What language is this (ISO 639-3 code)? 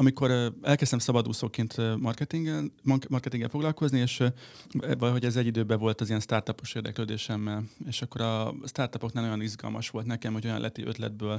hun